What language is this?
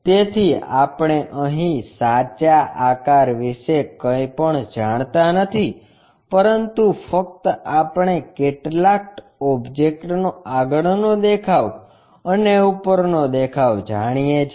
Gujarati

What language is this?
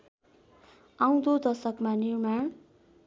Nepali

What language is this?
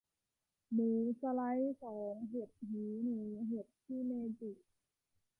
Thai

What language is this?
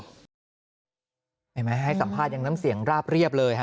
Thai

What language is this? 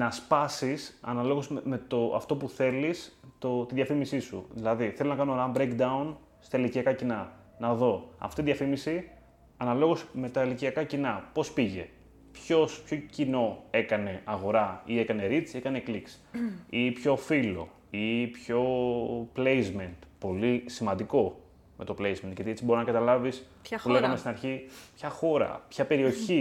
Greek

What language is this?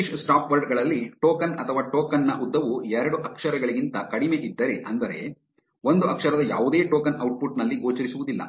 Kannada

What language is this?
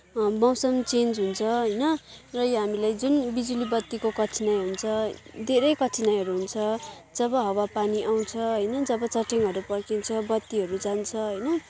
Nepali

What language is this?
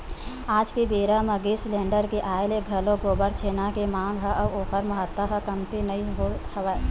Chhattisgarhi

